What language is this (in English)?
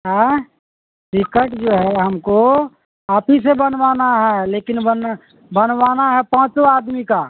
Urdu